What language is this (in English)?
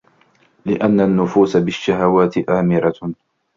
Arabic